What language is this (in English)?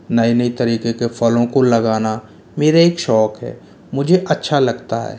Hindi